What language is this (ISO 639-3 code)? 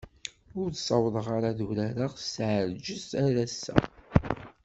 kab